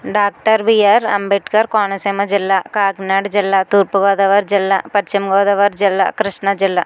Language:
Telugu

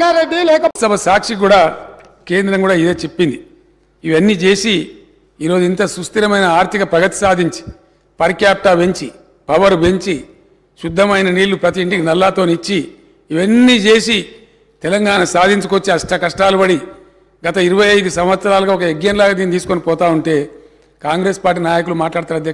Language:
Telugu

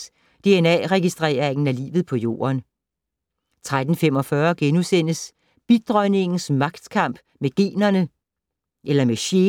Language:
Danish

